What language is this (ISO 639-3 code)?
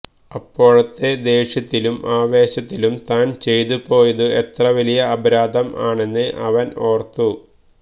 mal